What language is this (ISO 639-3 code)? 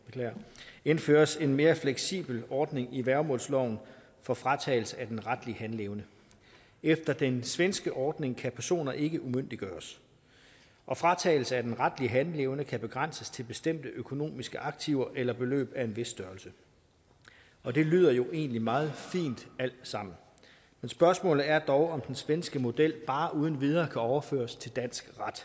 dan